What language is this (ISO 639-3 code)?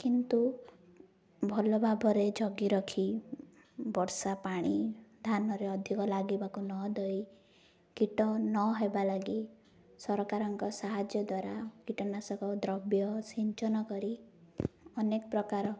ori